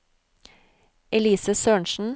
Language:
Norwegian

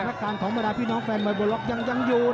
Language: Thai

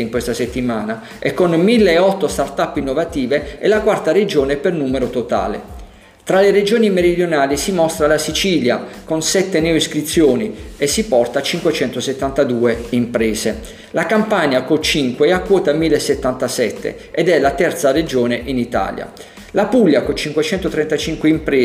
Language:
Italian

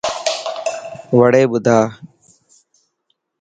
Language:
Dhatki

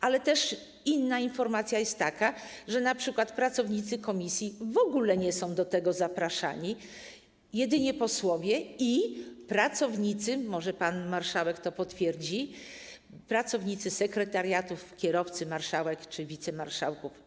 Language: Polish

